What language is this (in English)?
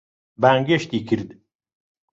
Central Kurdish